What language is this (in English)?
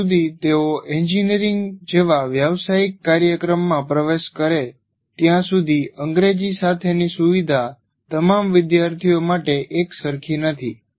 Gujarati